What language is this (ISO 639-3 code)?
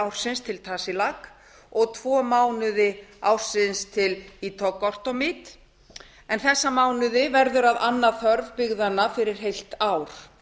isl